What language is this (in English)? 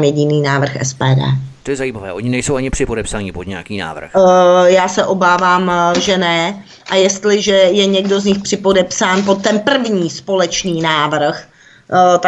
Czech